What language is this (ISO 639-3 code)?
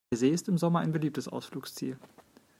deu